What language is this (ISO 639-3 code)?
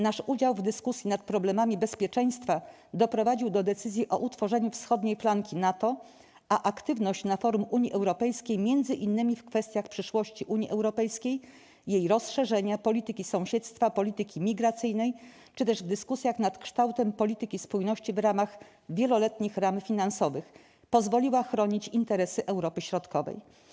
pol